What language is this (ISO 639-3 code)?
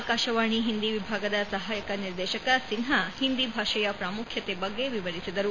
kan